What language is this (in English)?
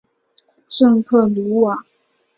Chinese